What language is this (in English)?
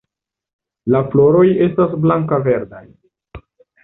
Esperanto